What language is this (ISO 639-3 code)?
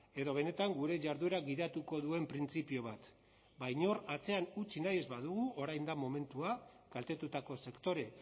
eus